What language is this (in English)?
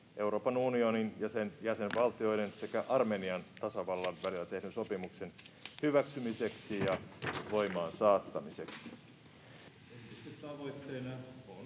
Finnish